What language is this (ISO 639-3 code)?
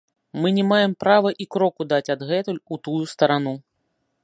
bel